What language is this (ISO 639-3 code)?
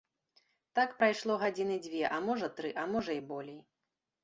bel